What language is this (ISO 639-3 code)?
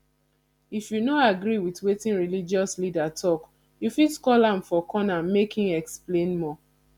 pcm